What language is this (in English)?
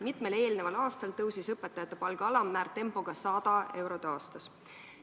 Estonian